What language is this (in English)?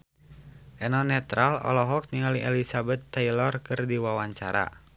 Sundanese